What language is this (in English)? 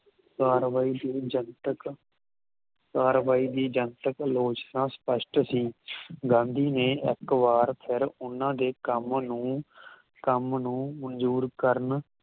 Punjabi